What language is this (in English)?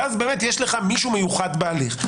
Hebrew